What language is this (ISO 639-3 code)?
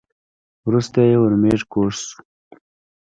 pus